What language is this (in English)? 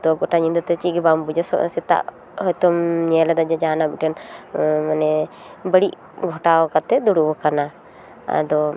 Santali